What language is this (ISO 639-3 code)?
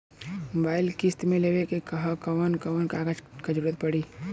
bho